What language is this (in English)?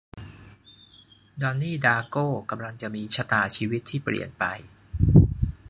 Thai